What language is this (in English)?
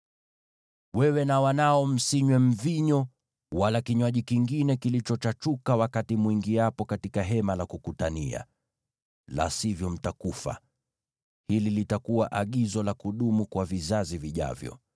Swahili